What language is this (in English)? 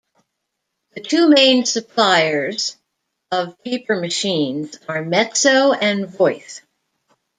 English